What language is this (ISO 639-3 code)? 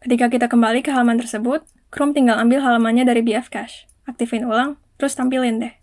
ind